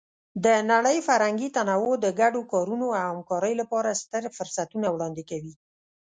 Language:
Pashto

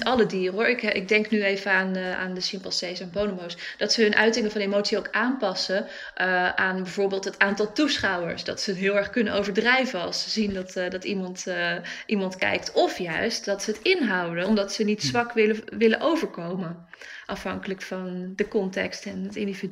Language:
Dutch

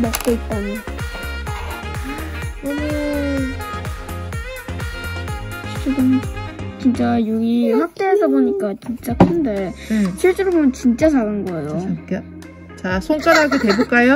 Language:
Korean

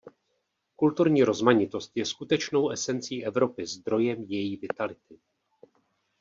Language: Czech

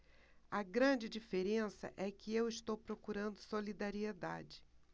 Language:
Portuguese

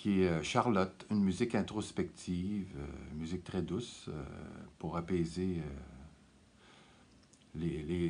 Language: French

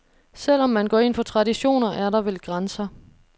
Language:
Danish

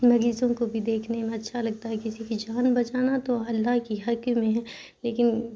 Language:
Urdu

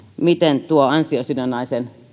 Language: Finnish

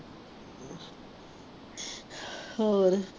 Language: Punjabi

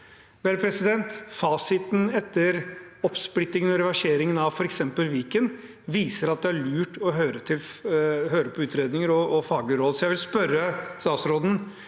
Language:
Norwegian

